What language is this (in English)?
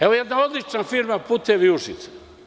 Serbian